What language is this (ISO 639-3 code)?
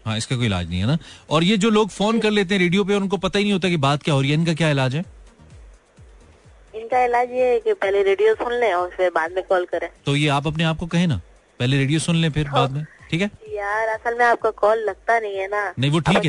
hin